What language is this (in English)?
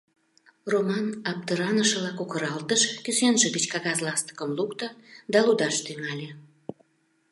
Mari